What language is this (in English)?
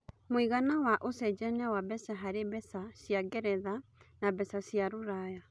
Kikuyu